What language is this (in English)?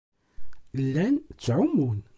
Kabyle